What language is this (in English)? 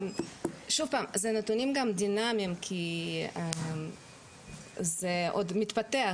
Hebrew